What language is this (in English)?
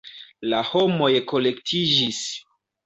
Esperanto